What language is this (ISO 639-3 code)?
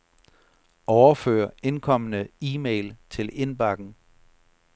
dan